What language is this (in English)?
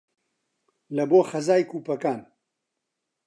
Central Kurdish